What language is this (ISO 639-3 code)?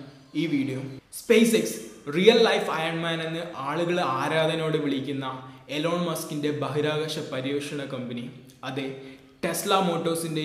mal